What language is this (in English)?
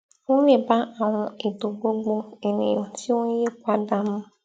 Yoruba